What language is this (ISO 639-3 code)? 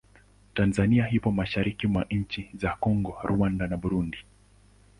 swa